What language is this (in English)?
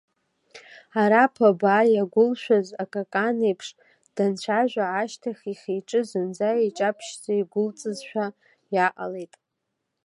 Abkhazian